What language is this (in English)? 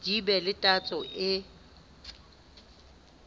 Southern Sotho